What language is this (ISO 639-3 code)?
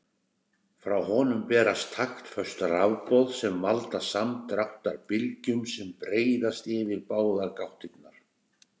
isl